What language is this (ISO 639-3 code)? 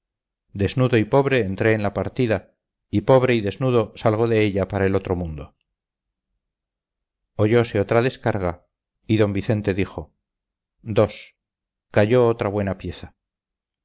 spa